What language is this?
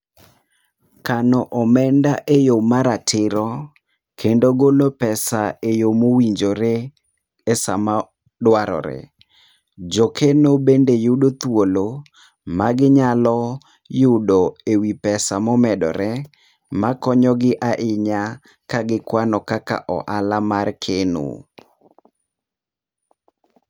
Luo (Kenya and Tanzania)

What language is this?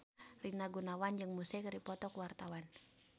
Sundanese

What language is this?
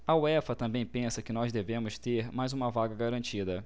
Portuguese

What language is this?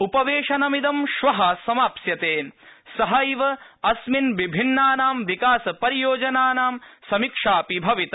Sanskrit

